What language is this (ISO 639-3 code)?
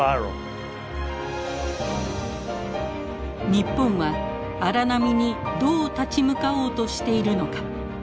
jpn